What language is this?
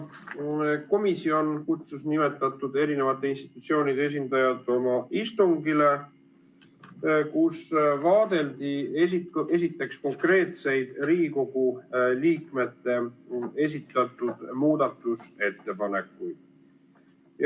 Estonian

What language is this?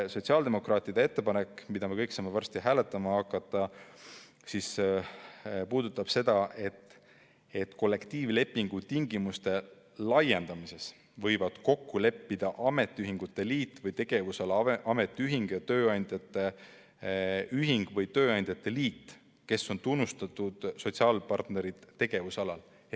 Estonian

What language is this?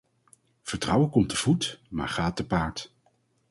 Dutch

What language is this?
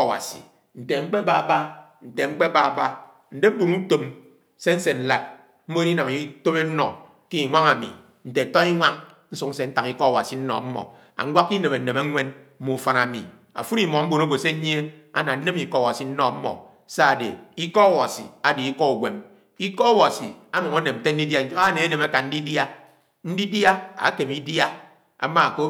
Anaang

